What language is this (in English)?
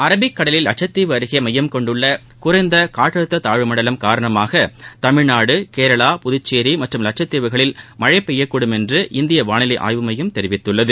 Tamil